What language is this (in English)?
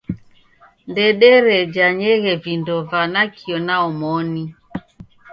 Taita